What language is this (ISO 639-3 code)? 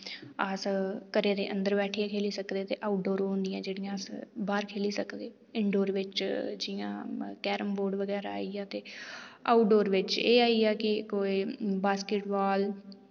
doi